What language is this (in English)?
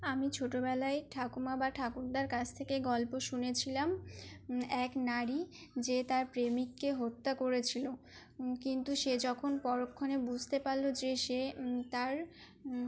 Bangla